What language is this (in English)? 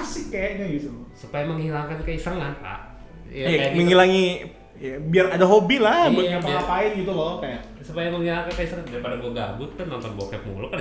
Indonesian